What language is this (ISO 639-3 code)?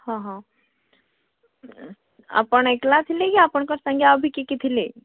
ori